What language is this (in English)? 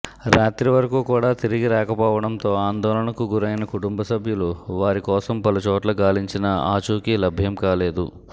Telugu